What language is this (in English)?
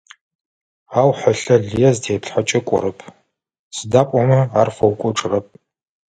Adyghe